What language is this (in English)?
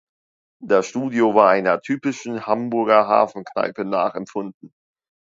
German